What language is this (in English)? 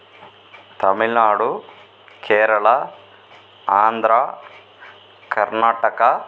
Tamil